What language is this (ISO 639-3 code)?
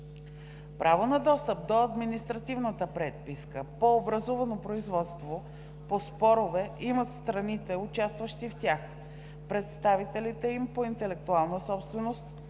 bul